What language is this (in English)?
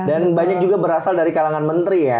Indonesian